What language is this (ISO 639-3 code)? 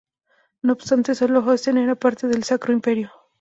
spa